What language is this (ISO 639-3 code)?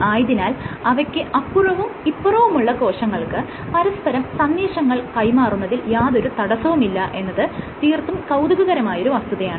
mal